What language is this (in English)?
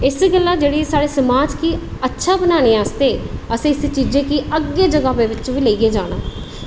Dogri